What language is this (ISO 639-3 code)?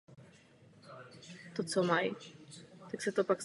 ces